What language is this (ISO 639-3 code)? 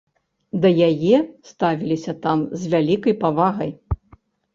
bel